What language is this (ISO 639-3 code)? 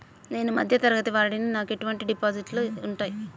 tel